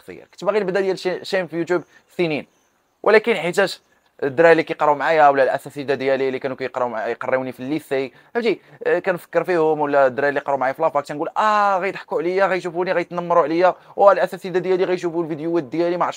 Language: Arabic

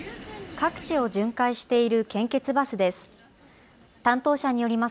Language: Japanese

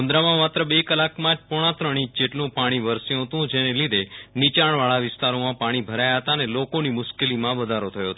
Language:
Gujarati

